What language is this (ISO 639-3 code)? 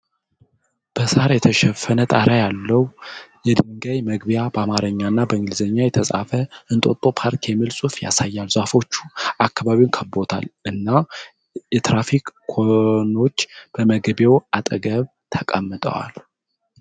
amh